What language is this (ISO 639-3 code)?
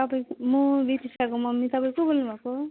nep